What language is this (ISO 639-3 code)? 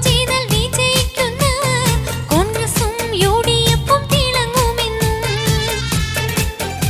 hin